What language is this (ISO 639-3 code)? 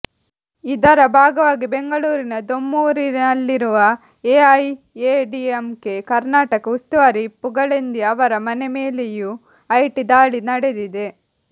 kan